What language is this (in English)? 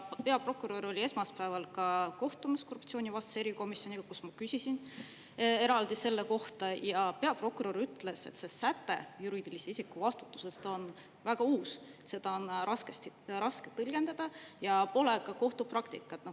Estonian